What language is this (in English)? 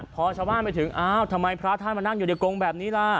Thai